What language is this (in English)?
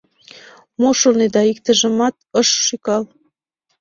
Mari